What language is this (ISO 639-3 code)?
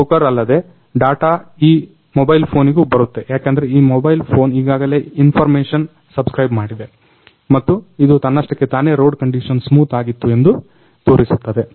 kan